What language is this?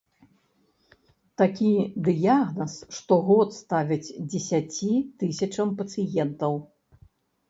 Belarusian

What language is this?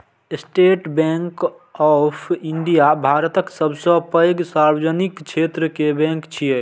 Maithili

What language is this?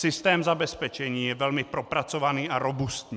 Czech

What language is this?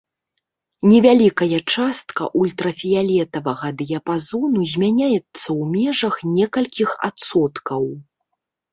Belarusian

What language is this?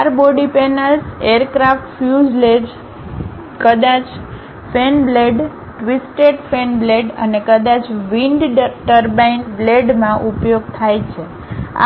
Gujarati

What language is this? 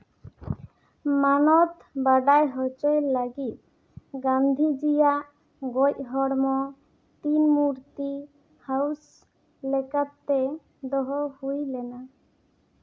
Santali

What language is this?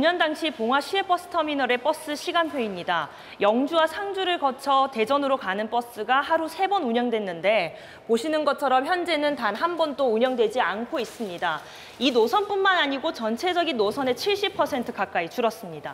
Korean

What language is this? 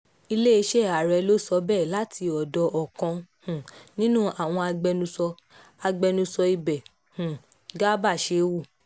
Yoruba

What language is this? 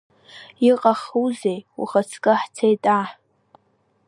Abkhazian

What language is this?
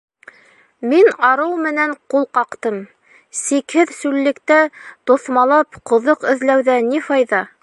Bashkir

